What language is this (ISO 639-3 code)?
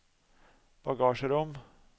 nor